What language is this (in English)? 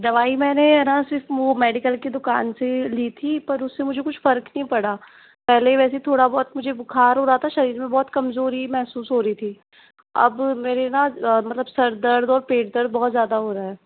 Hindi